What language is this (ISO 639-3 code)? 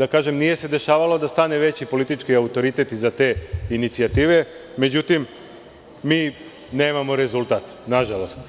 srp